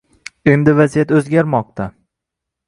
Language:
Uzbek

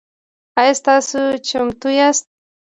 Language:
Pashto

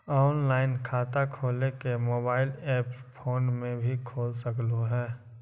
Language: Magahi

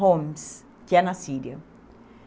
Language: Portuguese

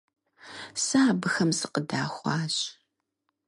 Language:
Kabardian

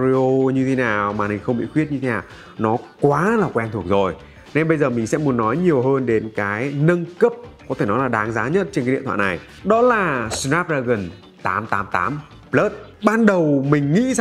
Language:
Vietnamese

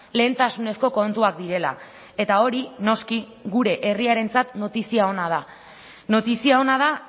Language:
Basque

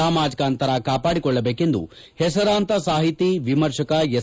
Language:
Kannada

